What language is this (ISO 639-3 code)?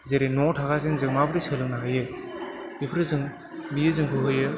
brx